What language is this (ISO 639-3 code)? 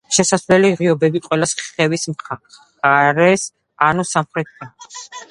kat